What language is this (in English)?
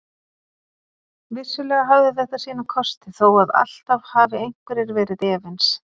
Icelandic